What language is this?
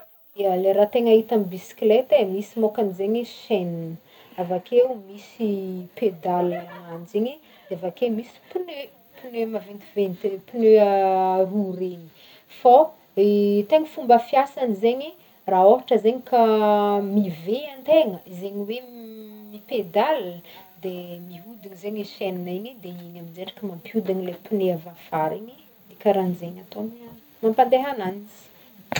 Northern Betsimisaraka Malagasy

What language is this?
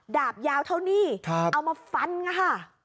Thai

